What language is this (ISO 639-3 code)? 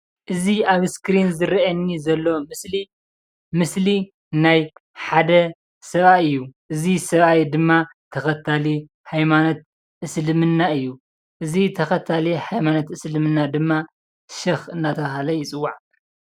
tir